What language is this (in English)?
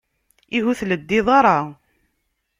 Kabyle